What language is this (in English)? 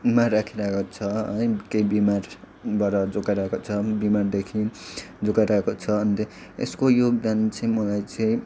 Nepali